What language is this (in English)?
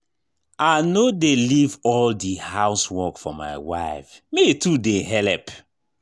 Nigerian Pidgin